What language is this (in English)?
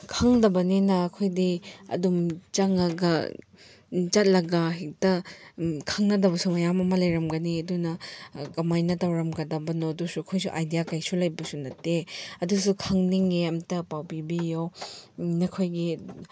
Manipuri